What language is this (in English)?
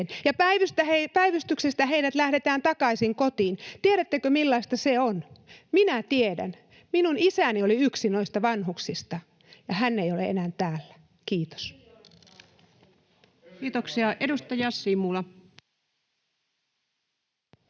Finnish